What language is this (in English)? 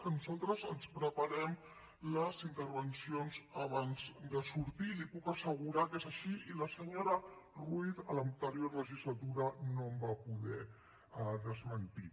Catalan